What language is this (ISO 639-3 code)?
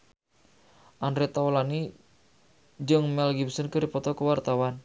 sun